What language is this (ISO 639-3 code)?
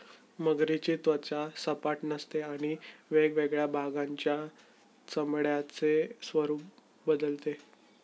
mar